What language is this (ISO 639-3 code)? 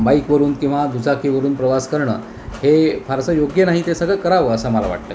mar